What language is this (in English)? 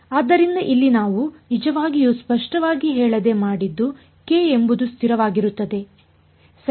Kannada